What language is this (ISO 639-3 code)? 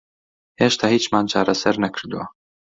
ckb